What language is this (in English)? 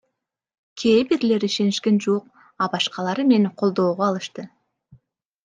Kyrgyz